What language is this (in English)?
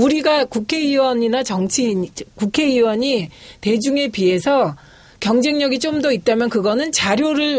Korean